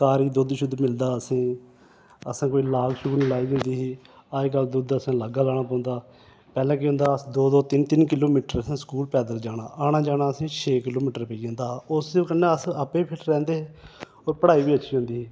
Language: Dogri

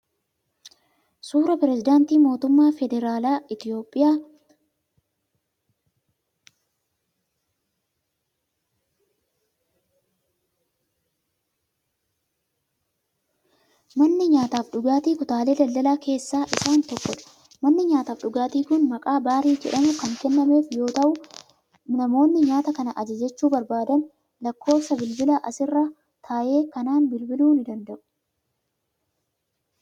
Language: Oromo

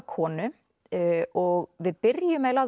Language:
Icelandic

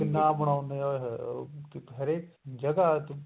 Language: Punjabi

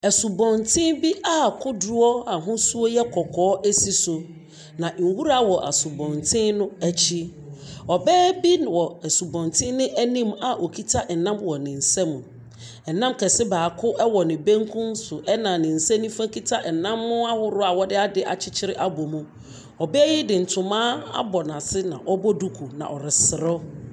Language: Akan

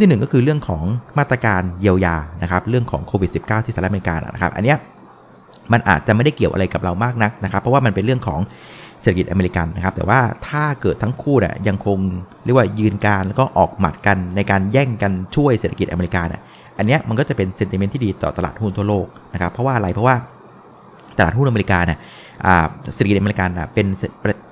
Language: Thai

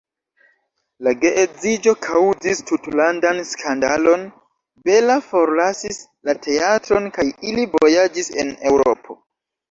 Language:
Esperanto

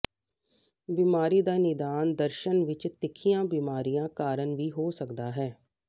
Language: Punjabi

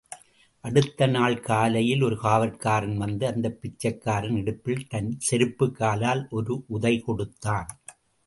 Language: Tamil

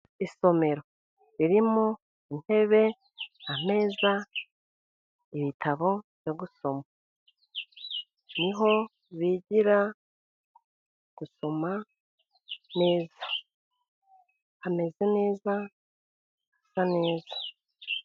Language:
Kinyarwanda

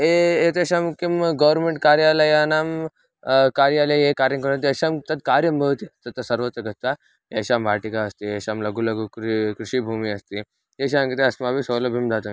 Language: Sanskrit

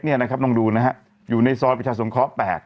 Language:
Thai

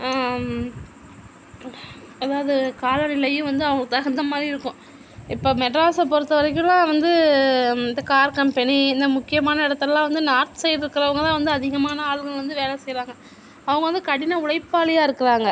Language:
Tamil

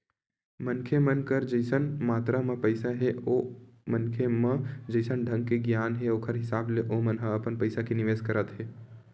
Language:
Chhattisgarhi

